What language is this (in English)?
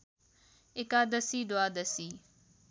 Nepali